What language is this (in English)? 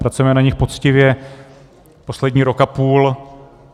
Czech